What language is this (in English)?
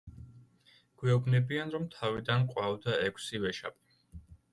Georgian